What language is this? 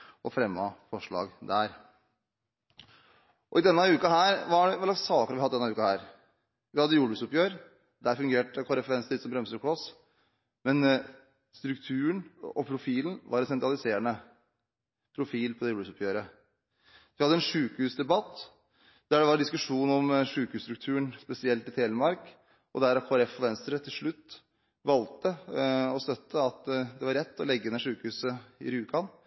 Norwegian Bokmål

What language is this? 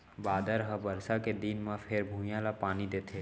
Chhattisgarhi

